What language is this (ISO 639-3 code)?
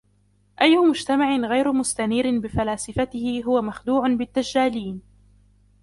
ara